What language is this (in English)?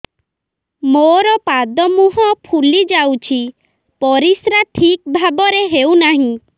Odia